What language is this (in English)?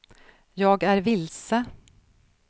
Swedish